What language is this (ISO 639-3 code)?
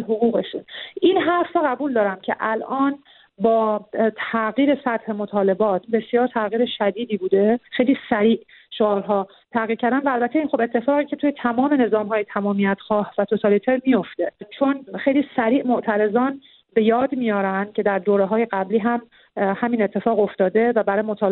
fas